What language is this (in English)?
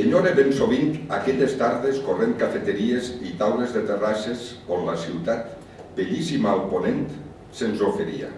Catalan